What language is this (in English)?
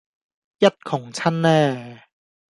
Cantonese